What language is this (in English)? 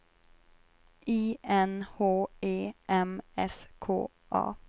Swedish